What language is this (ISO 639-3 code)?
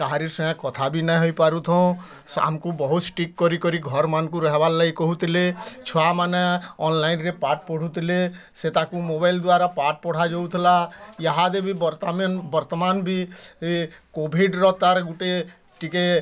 ori